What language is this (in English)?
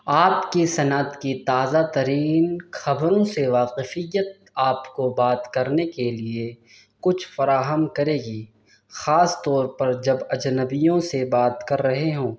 Urdu